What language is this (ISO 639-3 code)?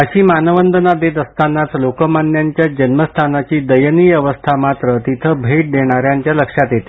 mar